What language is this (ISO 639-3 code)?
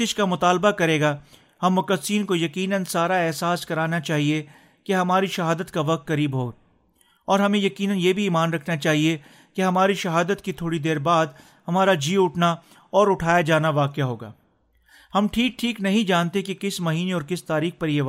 urd